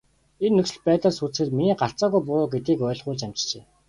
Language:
Mongolian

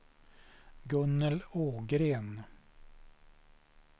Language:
Swedish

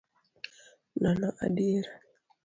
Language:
Luo (Kenya and Tanzania)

